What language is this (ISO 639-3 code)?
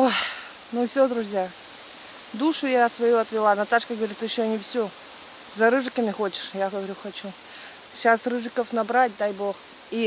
rus